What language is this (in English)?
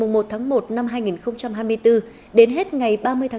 Vietnamese